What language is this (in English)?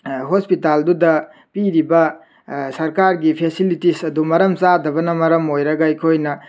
Manipuri